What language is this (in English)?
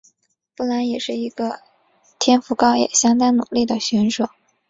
Chinese